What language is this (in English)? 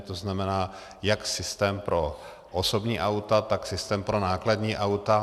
Czech